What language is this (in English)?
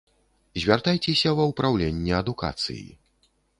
Belarusian